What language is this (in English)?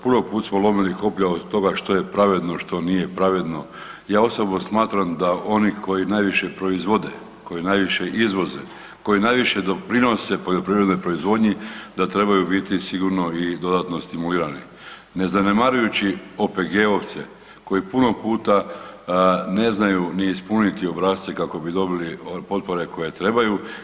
Croatian